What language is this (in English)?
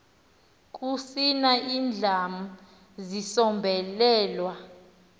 Xhosa